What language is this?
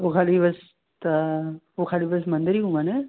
Sindhi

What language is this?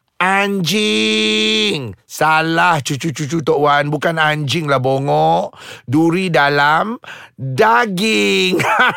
Malay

